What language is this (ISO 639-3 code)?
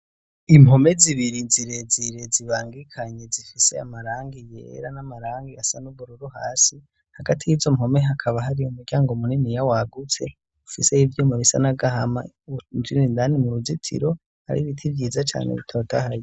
run